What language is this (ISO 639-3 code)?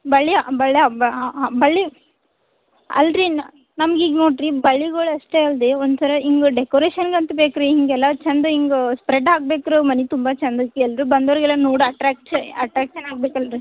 kan